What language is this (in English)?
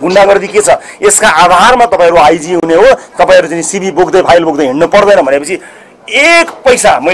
Indonesian